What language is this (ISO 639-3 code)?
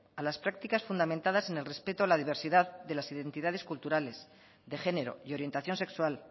spa